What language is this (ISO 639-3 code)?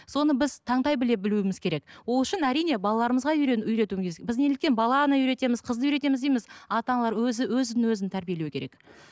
kaz